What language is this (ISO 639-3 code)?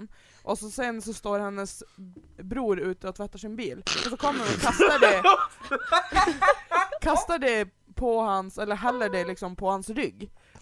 swe